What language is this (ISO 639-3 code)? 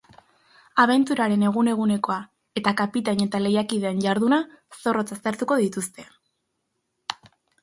eus